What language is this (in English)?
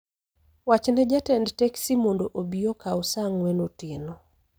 Luo (Kenya and Tanzania)